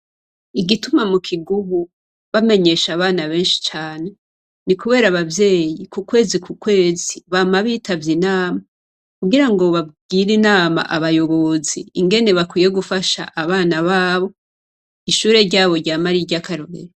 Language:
Rundi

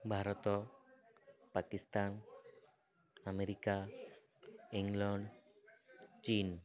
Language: Odia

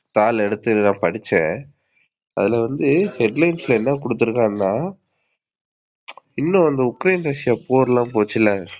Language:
Tamil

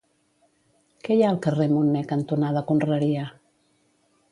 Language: Catalan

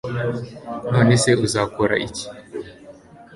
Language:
Kinyarwanda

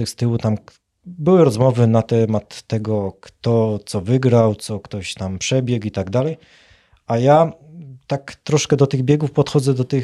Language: Polish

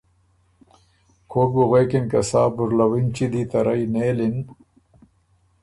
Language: Ormuri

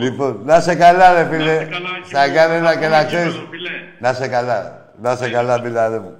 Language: Greek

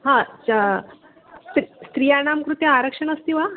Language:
Sanskrit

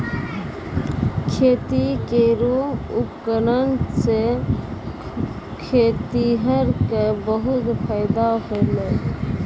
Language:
Maithili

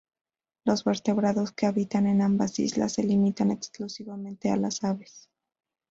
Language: Spanish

